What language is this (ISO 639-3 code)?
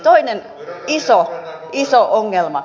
fin